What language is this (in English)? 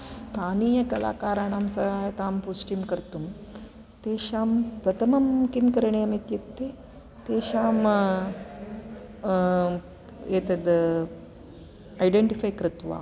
Sanskrit